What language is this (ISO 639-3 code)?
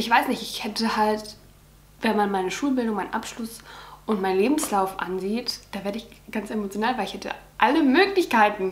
deu